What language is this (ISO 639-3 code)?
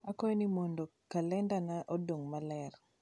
luo